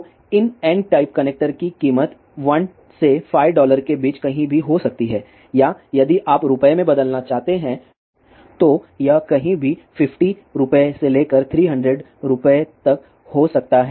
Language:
Hindi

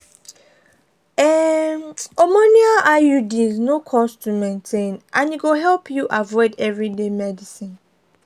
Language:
Nigerian Pidgin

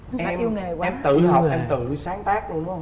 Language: Vietnamese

